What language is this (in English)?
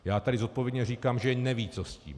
Czech